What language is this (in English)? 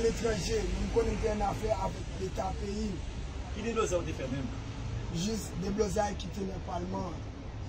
French